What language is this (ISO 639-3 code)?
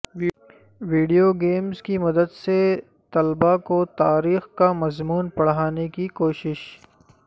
urd